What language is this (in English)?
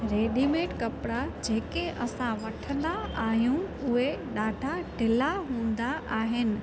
Sindhi